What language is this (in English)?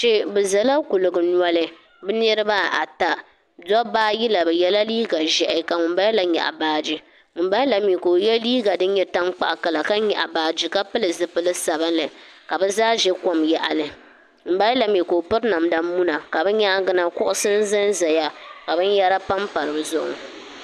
Dagbani